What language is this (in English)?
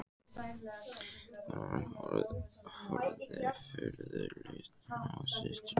Icelandic